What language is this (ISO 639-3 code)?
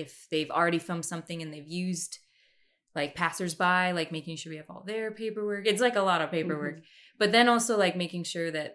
eng